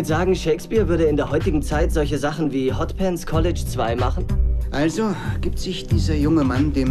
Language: German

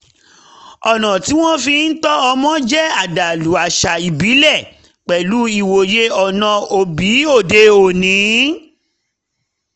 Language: Yoruba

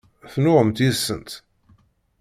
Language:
Kabyle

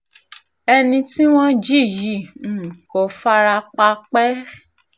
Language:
Yoruba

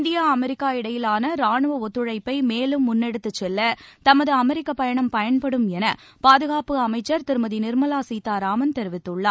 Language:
Tamil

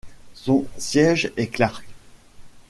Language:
French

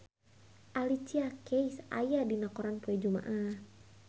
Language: Sundanese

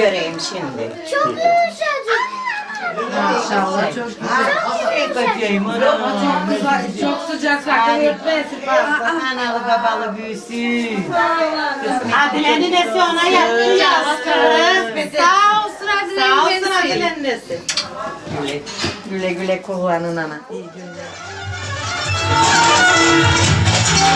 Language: Turkish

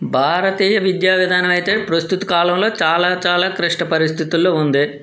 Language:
Telugu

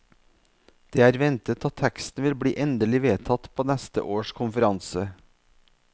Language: Norwegian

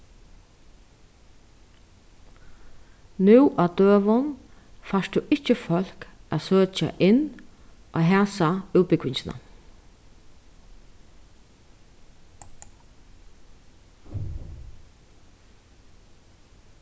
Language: Faroese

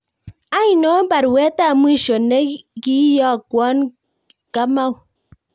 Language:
Kalenjin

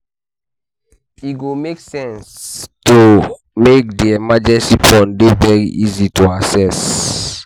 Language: Nigerian Pidgin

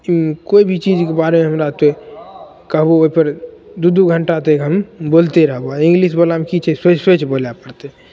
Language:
Maithili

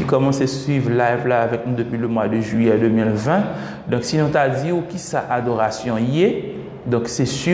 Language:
French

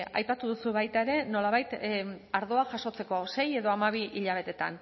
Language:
Basque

